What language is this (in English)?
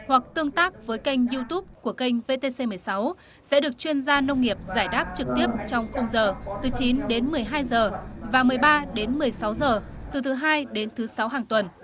Vietnamese